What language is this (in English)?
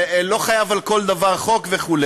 Hebrew